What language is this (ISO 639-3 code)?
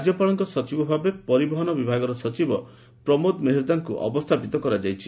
ori